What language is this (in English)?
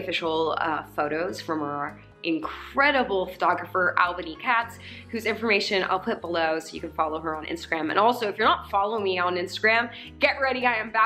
English